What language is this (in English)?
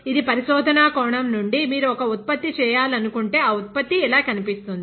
Telugu